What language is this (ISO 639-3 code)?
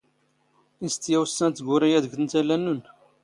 zgh